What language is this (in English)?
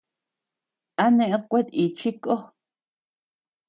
Tepeuxila Cuicatec